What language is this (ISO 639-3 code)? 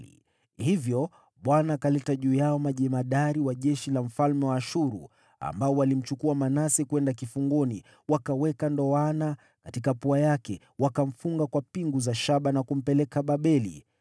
swa